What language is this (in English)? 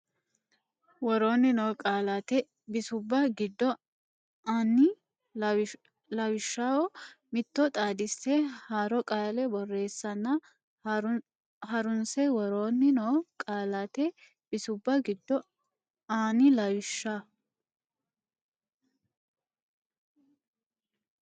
Sidamo